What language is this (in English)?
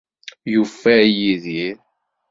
Kabyle